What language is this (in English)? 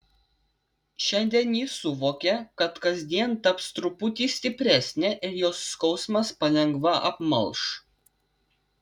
Lithuanian